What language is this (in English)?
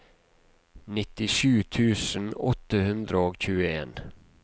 Norwegian